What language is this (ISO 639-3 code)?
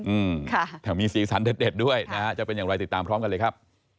tha